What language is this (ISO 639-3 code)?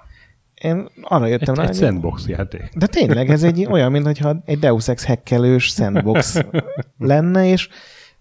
hun